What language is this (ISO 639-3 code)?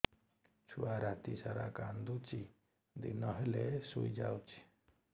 ori